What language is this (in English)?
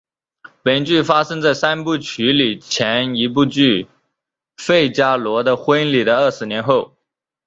Chinese